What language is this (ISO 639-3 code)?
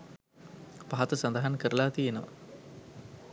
sin